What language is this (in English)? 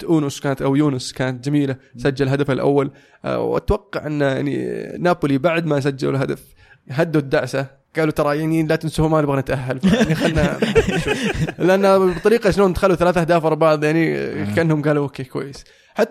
Arabic